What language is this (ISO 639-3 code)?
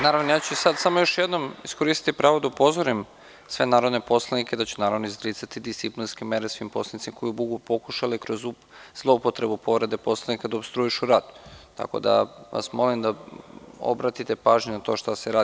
srp